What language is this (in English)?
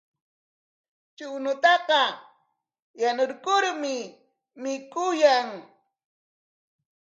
Corongo Ancash Quechua